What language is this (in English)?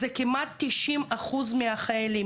Hebrew